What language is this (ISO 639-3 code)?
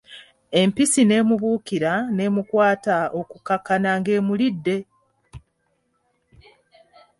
lug